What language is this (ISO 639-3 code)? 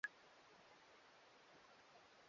swa